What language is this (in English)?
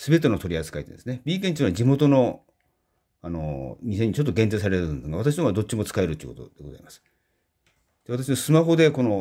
Japanese